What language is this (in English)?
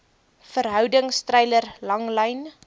Afrikaans